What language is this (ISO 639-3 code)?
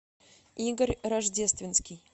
rus